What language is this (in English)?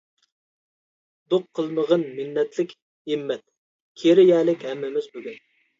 Uyghur